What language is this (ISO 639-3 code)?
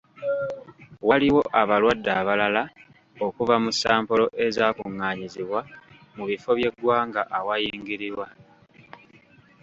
lug